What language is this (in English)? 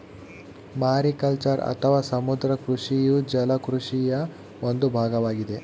Kannada